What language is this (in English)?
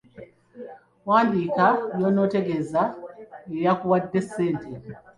Ganda